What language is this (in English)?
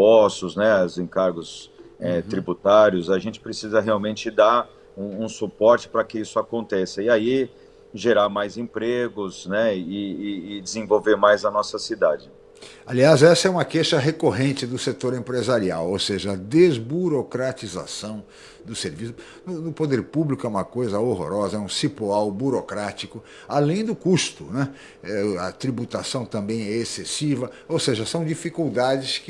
Portuguese